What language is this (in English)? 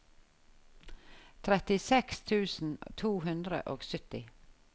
Norwegian